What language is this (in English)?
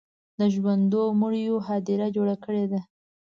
Pashto